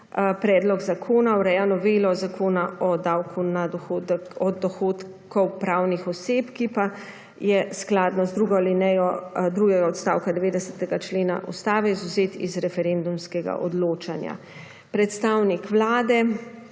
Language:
Slovenian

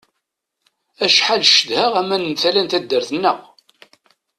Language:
Kabyle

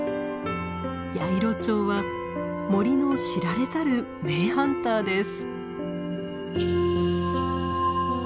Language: Japanese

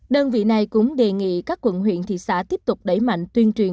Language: Vietnamese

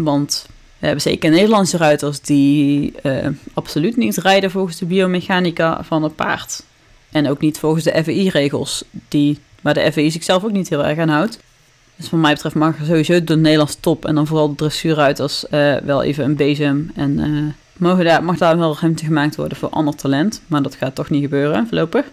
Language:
Dutch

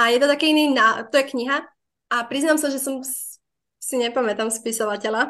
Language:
Czech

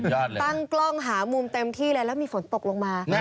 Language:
Thai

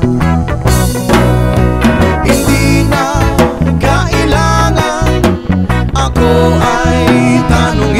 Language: Filipino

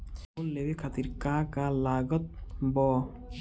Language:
Bhojpuri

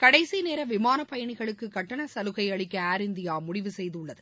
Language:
Tamil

